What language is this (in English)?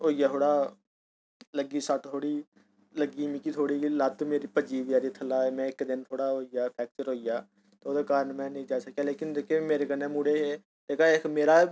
Dogri